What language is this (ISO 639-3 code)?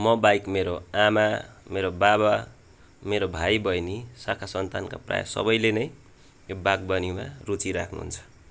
nep